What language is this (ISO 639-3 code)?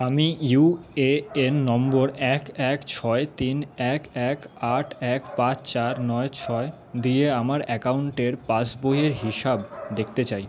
ben